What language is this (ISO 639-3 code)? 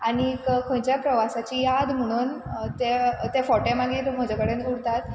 kok